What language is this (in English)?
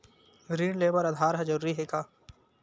Chhattisgarhi